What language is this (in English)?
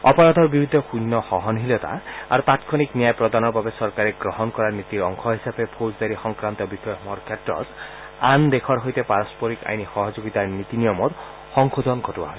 Assamese